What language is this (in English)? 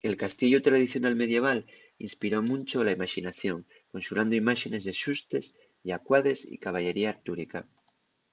Asturian